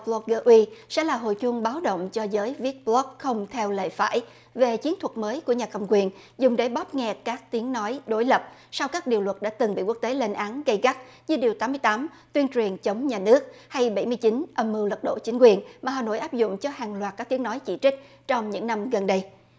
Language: Vietnamese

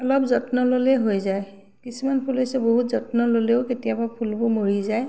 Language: Assamese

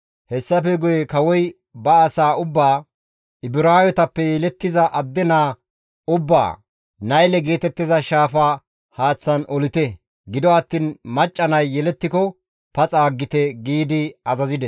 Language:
Gamo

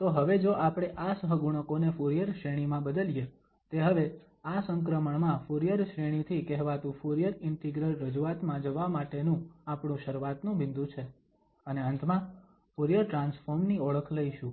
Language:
Gujarati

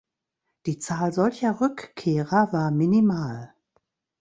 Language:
German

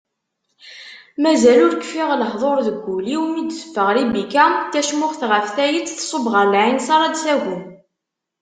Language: Kabyle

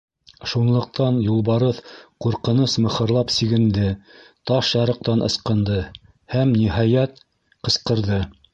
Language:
Bashkir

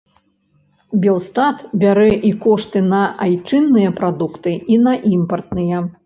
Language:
Belarusian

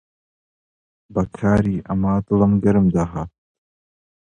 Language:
Central Kurdish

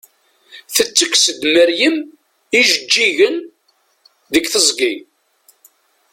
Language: Kabyle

